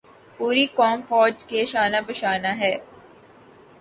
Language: Urdu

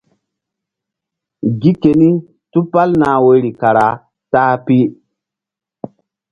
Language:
Mbum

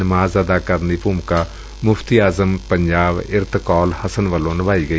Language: Punjabi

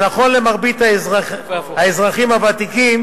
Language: Hebrew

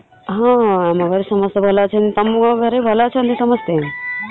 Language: Odia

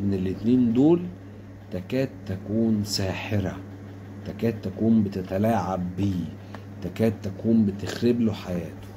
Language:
Arabic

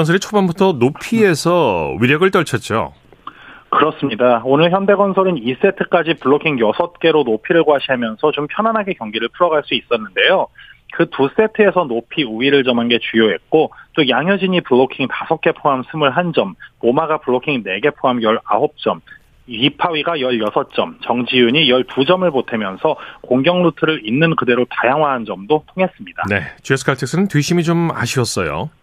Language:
Korean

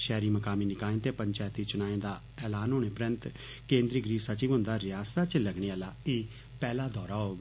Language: Dogri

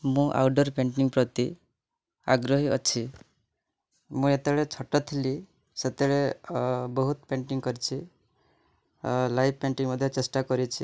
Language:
Odia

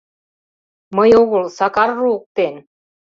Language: Mari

